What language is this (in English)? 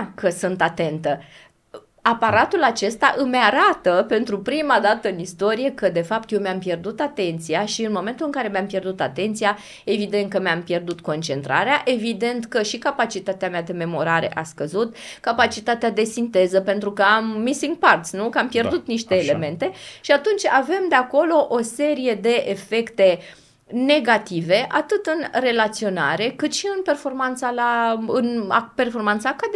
Romanian